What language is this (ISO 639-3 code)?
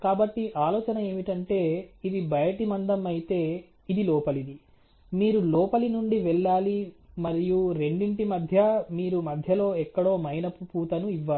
tel